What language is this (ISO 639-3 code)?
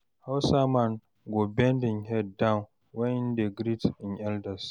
pcm